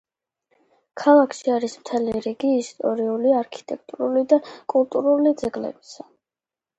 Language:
Georgian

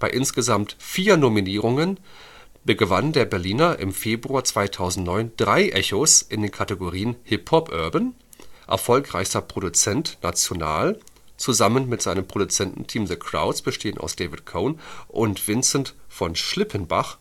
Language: German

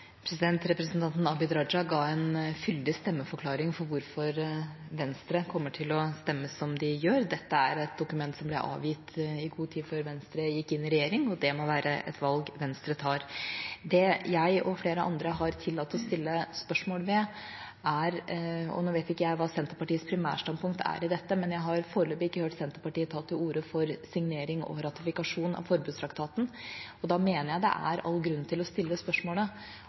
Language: Norwegian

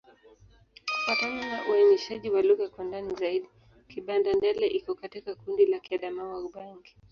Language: Swahili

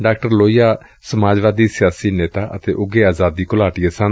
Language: Punjabi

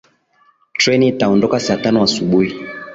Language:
Swahili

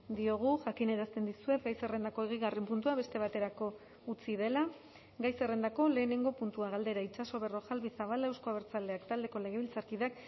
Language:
Basque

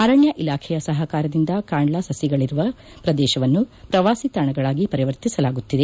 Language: Kannada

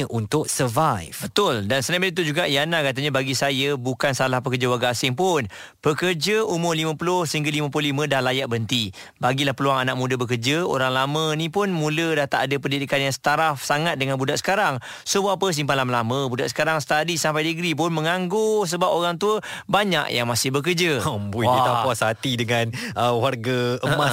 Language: Malay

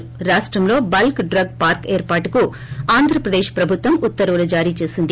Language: Telugu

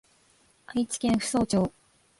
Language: Japanese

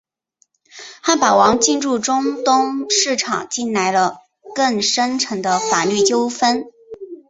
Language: Chinese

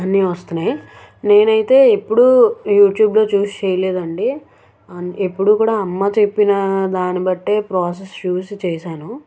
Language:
Telugu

